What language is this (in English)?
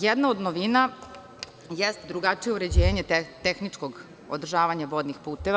Serbian